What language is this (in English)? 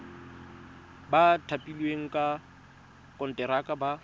Tswana